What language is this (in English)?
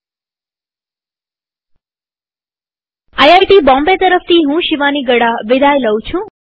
Gujarati